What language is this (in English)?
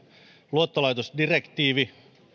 Finnish